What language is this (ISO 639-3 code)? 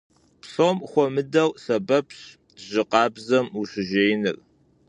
kbd